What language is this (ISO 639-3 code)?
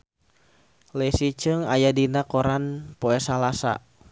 sun